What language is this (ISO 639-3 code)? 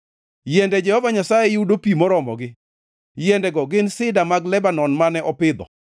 luo